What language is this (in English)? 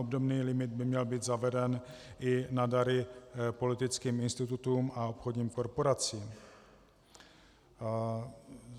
Czech